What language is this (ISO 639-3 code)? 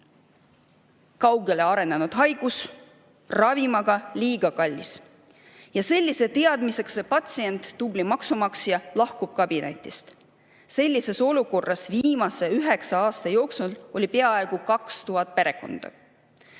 est